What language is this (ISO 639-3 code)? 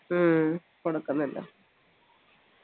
mal